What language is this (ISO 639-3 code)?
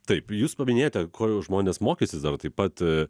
lit